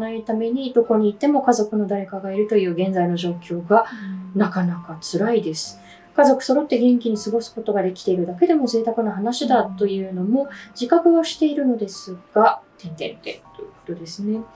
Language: Japanese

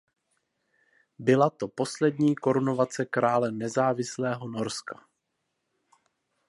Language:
Czech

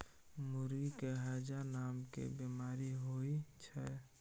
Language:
Maithili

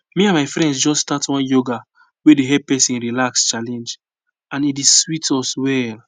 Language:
Nigerian Pidgin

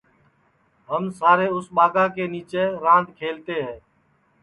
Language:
Sansi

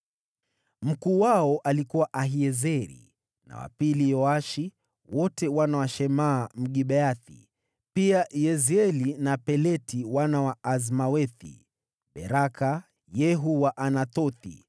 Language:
Swahili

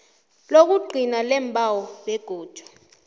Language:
South Ndebele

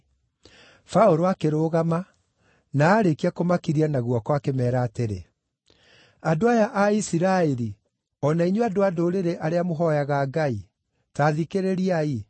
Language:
Kikuyu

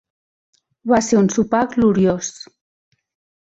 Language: Catalan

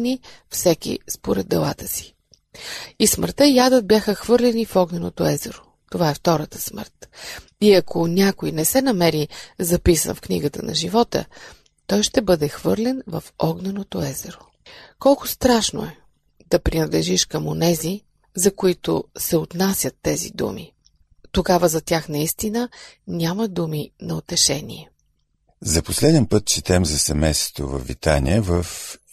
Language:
Bulgarian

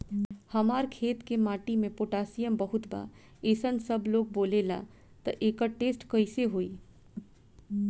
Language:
Bhojpuri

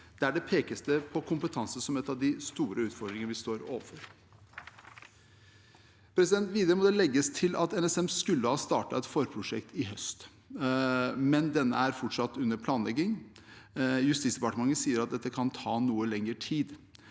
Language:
Norwegian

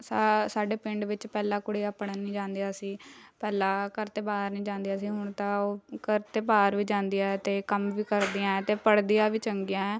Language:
Punjabi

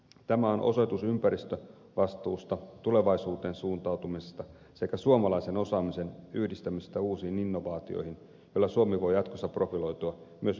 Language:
Finnish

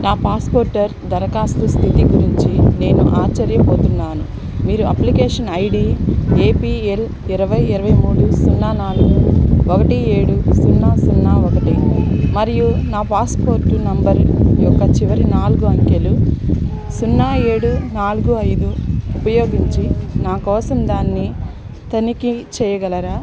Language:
Telugu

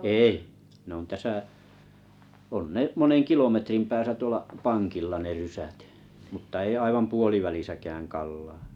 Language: Finnish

